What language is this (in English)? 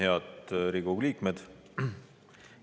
Estonian